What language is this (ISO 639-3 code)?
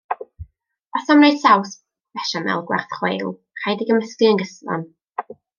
cym